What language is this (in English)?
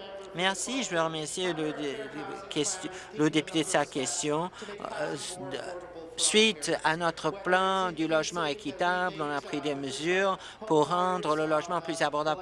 French